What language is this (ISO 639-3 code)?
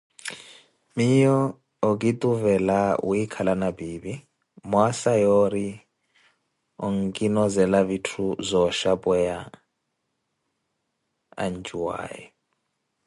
eko